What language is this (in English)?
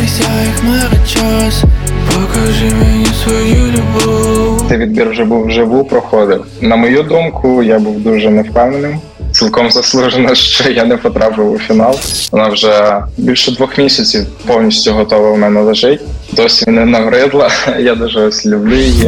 Ukrainian